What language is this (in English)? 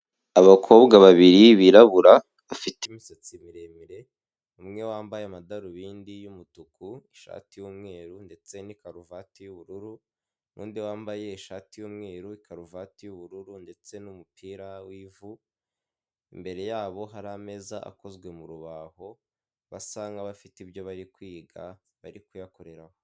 Kinyarwanda